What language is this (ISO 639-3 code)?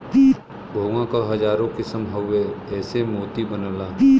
bho